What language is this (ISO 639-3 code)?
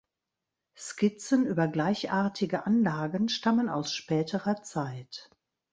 deu